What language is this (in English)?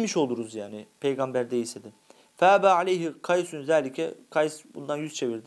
Turkish